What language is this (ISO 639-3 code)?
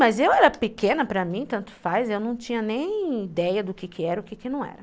por